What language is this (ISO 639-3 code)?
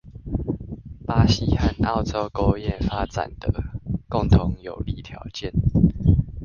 zho